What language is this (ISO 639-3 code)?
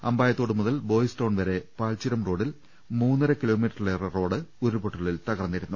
mal